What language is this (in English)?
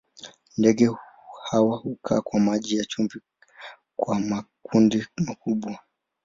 Swahili